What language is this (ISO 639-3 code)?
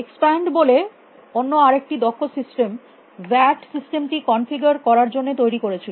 ben